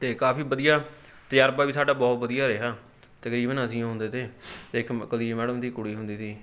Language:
Punjabi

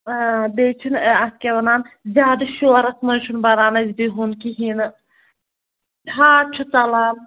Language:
Kashmiri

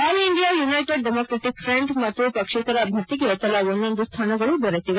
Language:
Kannada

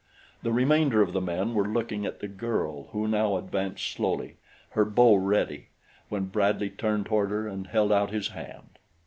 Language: English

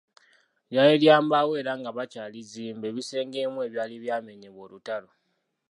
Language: Ganda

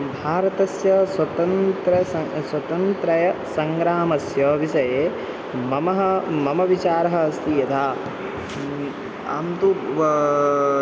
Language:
Sanskrit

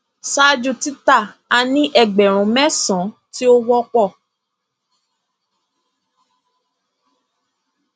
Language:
Yoruba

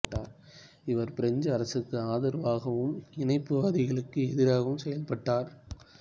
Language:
Tamil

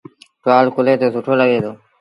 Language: Sindhi Bhil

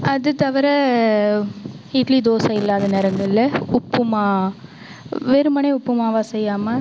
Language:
Tamil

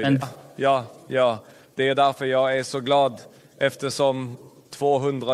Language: Swedish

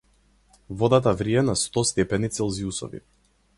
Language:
Macedonian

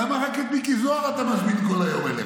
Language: Hebrew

